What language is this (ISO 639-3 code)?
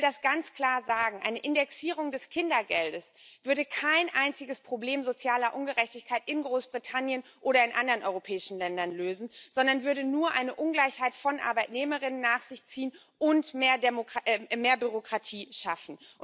deu